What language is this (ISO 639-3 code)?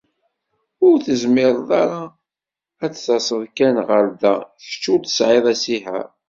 kab